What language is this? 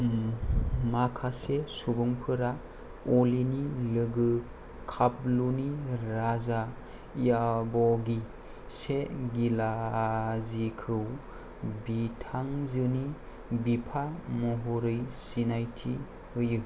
Bodo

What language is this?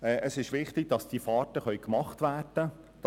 Swiss German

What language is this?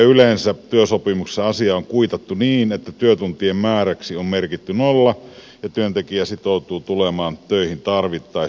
Finnish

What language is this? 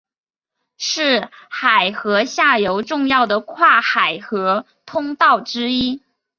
Chinese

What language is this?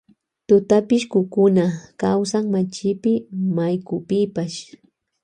Loja Highland Quichua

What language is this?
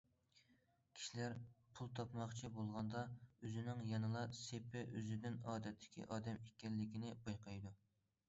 Uyghur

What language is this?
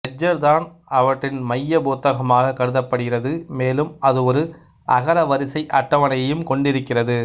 Tamil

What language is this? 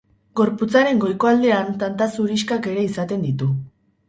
Basque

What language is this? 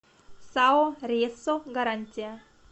Russian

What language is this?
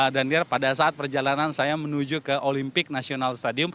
Indonesian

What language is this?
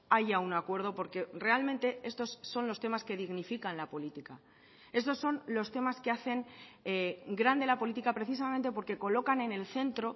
Spanish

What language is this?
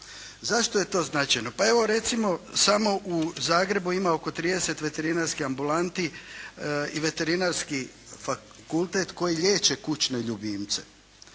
Croatian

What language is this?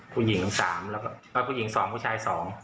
Thai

